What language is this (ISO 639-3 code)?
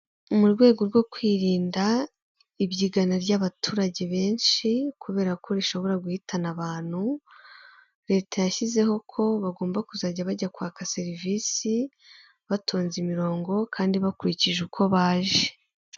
kin